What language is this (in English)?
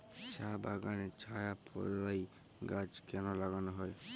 Bangla